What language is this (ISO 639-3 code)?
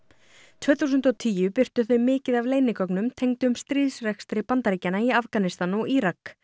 isl